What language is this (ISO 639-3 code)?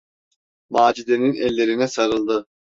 tur